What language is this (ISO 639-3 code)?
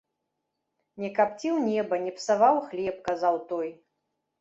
bel